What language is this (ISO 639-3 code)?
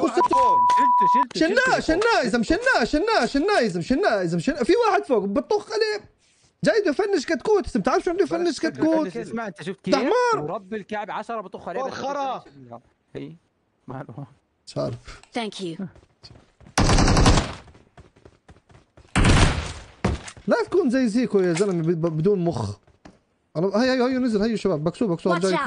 ara